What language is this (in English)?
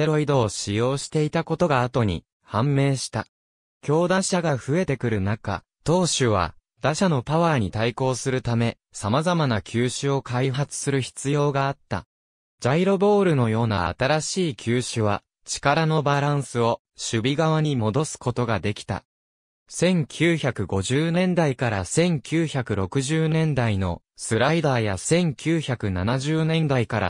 Japanese